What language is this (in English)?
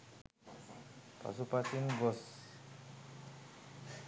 Sinhala